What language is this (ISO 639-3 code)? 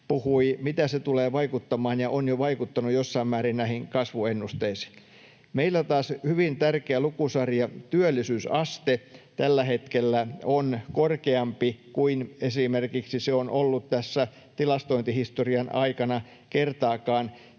fin